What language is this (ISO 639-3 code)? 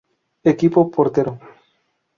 spa